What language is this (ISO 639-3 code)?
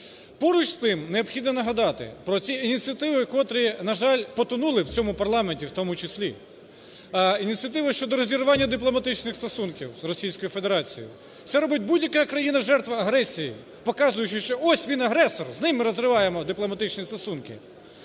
ukr